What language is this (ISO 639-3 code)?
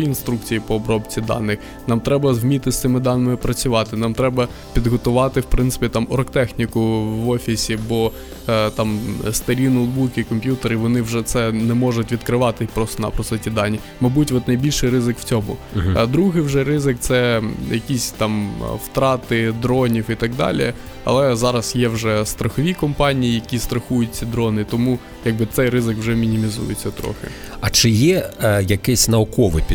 ukr